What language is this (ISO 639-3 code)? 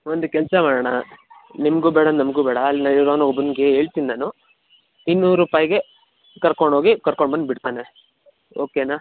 kan